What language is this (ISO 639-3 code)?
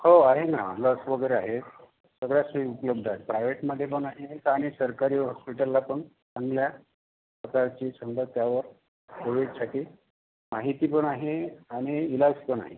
mar